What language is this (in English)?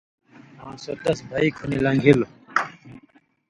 Indus Kohistani